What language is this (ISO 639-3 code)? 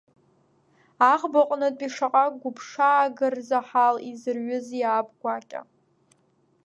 abk